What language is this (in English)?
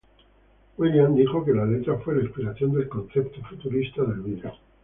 Spanish